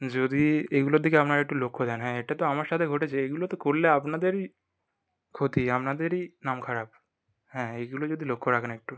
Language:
Bangla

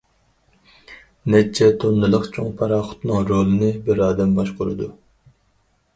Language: Uyghur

